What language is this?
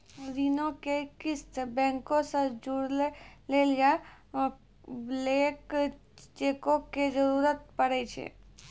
Maithili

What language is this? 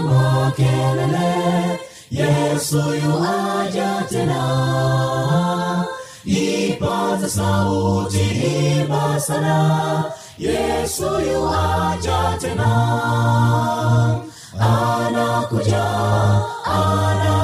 Swahili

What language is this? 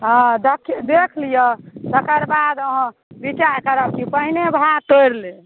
Maithili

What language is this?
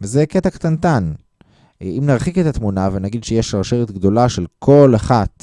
Hebrew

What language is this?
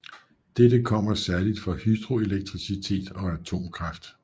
Danish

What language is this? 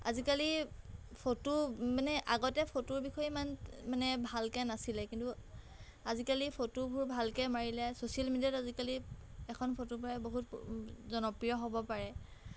Assamese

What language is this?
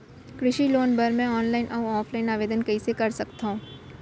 Chhattisgarhi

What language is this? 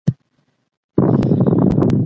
Pashto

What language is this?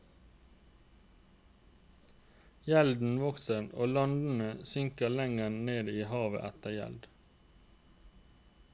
Norwegian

